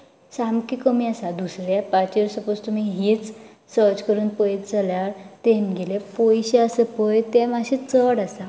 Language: Konkani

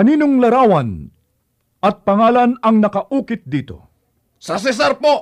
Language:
Filipino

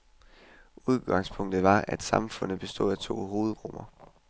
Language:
Danish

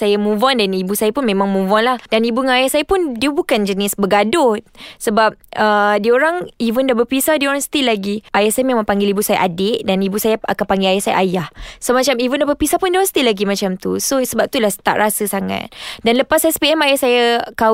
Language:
Malay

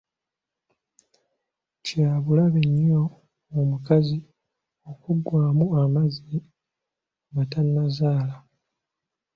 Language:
Ganda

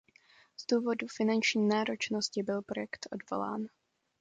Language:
Czech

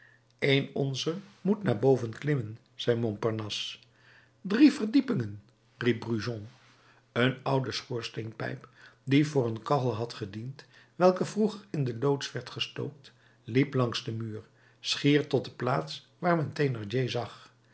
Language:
Dutch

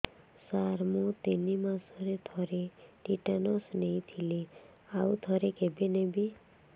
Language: Odia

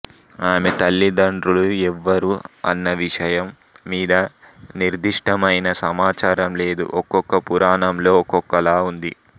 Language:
Telugu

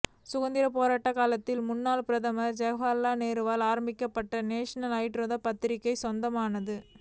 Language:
Tamil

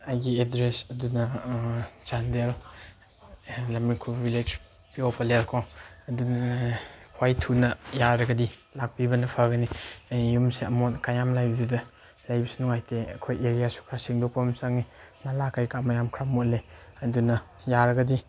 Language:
Manipuri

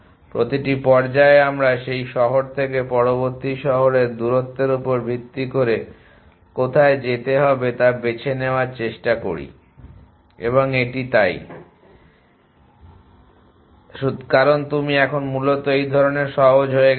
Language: Bangla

